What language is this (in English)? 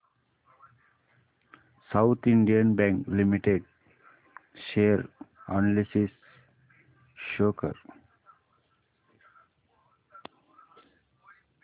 Marathi